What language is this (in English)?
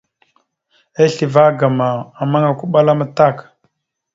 Mada (Cameroon)